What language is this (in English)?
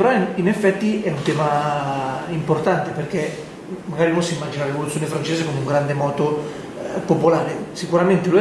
Italian